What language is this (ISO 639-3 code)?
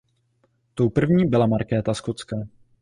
ces